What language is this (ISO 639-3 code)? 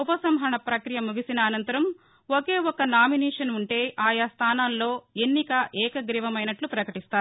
tel